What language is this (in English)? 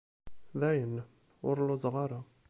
Kabyle